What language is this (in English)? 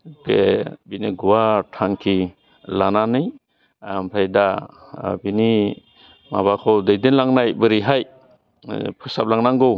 Bodo